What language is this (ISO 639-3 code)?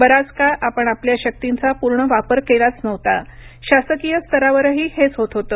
mar